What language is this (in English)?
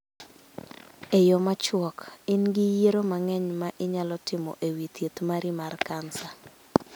Luo (Kenya and Tanzania)